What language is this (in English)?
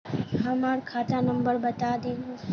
Magahi